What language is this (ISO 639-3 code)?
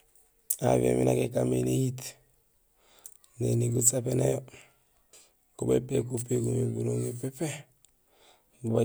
gsl